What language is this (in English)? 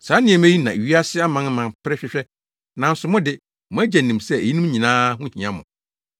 Akan